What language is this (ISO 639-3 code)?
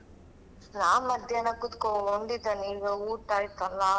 kan